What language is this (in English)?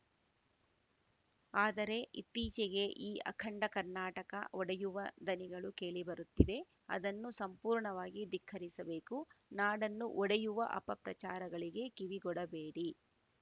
Kannada